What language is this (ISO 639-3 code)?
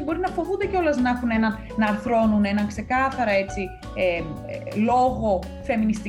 ell